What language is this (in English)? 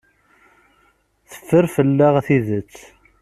Kabyle